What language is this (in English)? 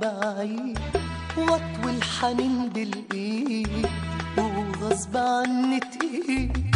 Arabic